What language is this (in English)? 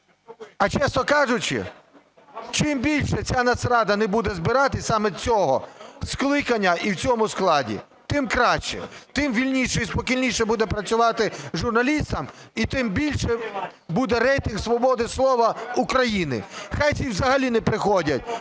Ukrainian